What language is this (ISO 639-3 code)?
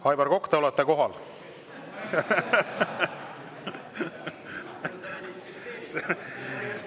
est